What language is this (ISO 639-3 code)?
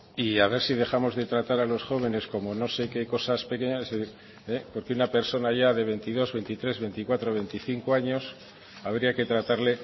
spa